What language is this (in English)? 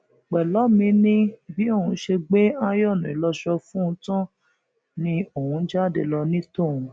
Yoruba